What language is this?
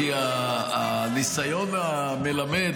Hebrew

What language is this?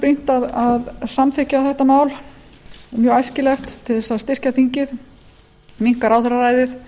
Icelandic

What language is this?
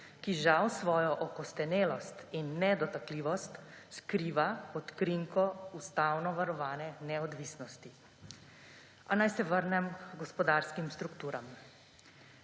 Slovenian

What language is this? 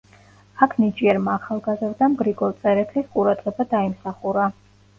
Georgian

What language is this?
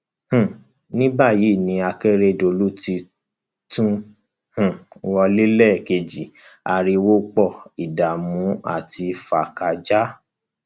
Yoruba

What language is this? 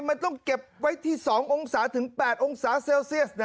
Thai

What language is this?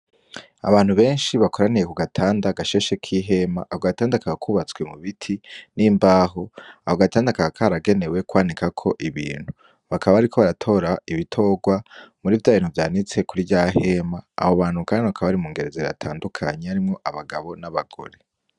Rundi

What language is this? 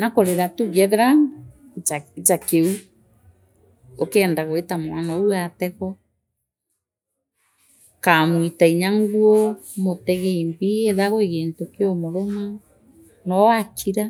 Meru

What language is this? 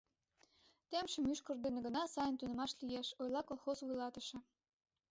Mari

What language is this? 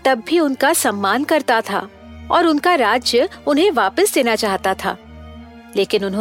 Hindi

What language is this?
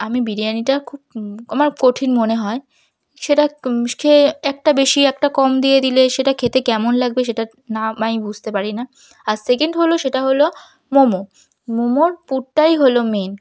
Bangla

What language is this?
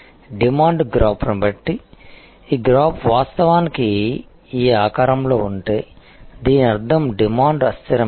Telugu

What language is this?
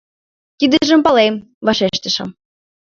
Mari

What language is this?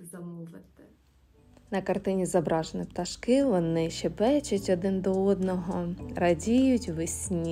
Ukrainian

